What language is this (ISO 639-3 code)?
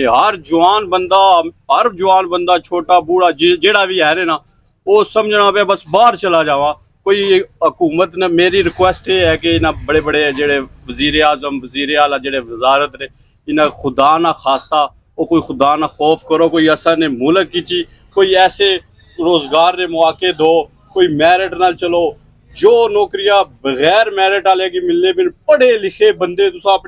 hin